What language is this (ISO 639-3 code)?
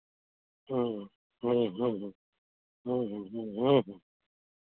hin